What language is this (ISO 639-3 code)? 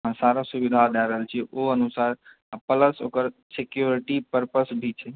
mai